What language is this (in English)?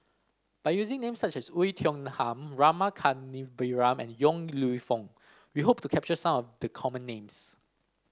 English